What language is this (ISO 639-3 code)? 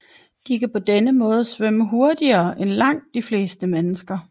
dan